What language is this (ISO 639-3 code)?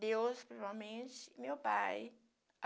por